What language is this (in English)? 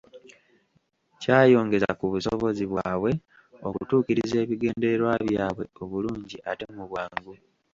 Ganda